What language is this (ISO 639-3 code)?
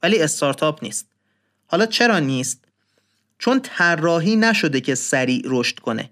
fas